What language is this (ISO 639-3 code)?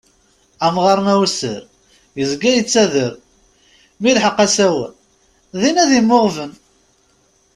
kab